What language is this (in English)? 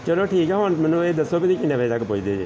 Punjabi